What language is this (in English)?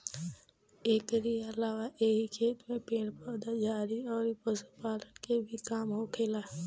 Bhojpuri